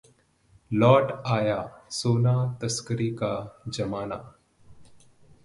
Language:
Hindi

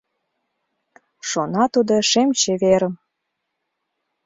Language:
Mari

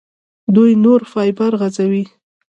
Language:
Pashto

